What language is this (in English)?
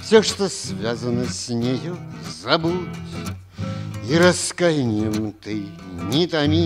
Russian